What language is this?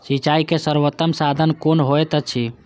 Maithili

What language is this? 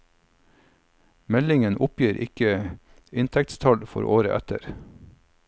Norwegian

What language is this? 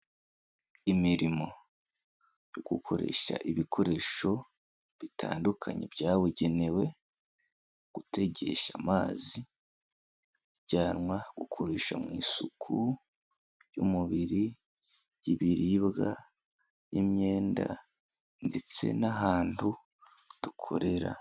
Kinyarwanda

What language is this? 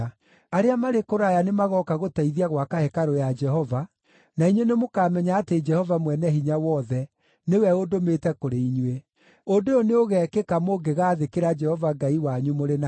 Kikuyu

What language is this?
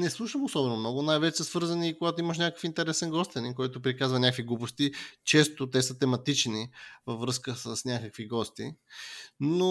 Bulgarian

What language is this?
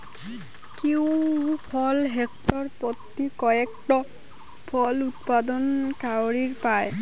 Bangla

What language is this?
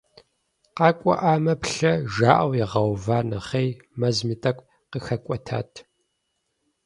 Kabardian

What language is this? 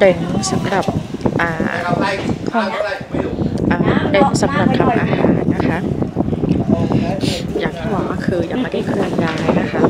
Thai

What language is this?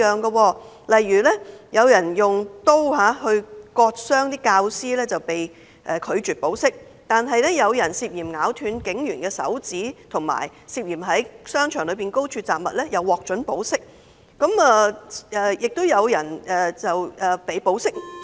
Cantonese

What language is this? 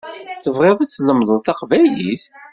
Kabyle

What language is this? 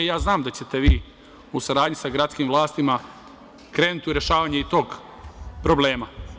Serbian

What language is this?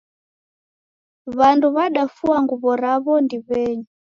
Taita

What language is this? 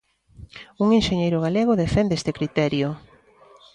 Galician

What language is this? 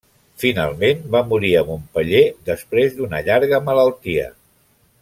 Catalan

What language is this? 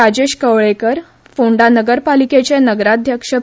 Konkani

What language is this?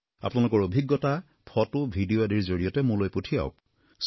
Assamese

